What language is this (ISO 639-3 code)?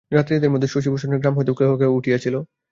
ben